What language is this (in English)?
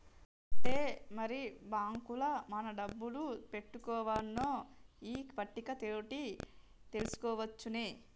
Telugu